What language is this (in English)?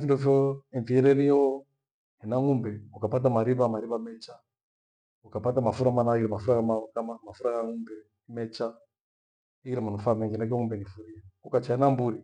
Gweno